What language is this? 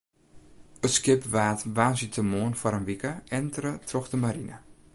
Western Frisian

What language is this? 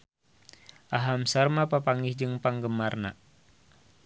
Sundanese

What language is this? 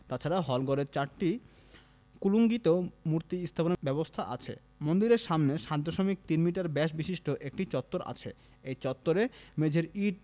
Bangla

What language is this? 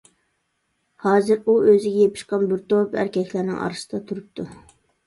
Uyghur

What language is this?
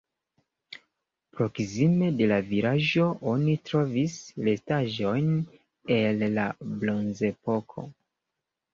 Esperanto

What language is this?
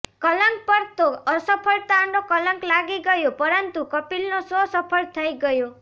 Gujarati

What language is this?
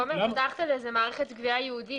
Hebrew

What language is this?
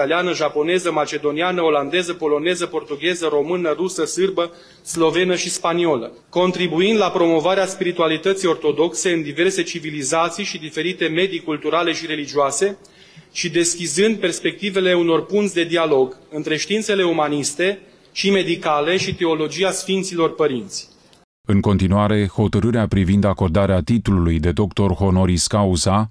Romanian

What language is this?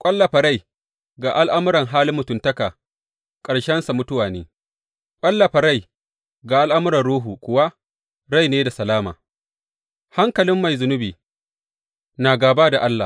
Hausa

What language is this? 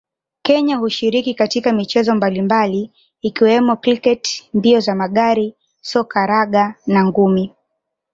Swahili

